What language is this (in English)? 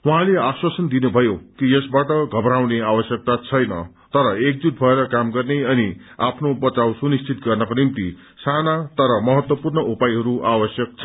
Nepali